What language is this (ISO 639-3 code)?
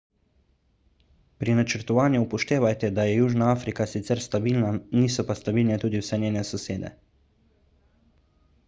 slv